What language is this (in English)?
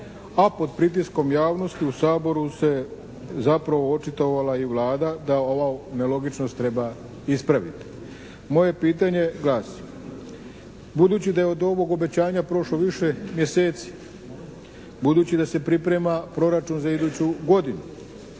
Croatian